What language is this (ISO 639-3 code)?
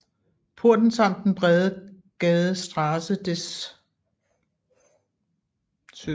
dan